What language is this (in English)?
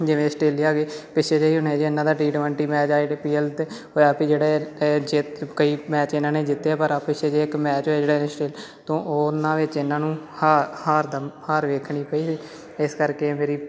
Punjabi